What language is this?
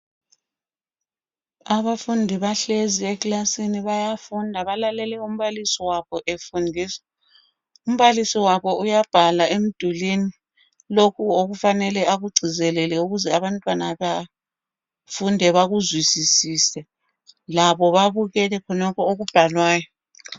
North Ndebele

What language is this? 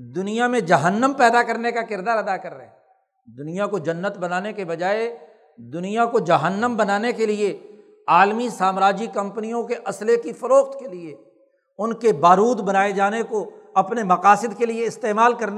Urdu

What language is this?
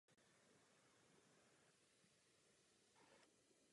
Czech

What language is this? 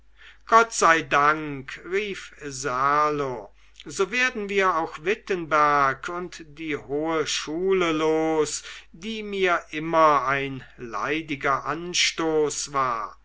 German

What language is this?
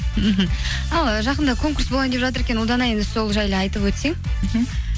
Kazakh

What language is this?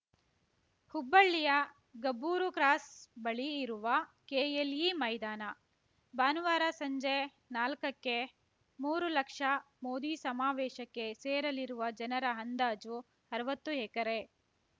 Kannada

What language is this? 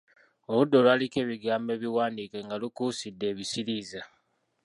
Ganda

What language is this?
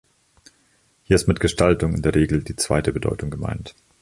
German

